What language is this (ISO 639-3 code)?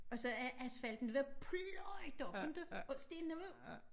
dan